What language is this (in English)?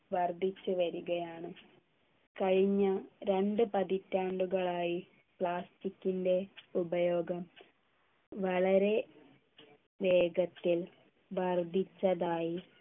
Malayalam